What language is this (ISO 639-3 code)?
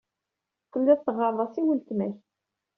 kab